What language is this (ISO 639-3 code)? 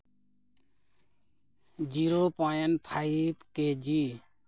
sat